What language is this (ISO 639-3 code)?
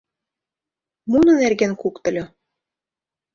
chm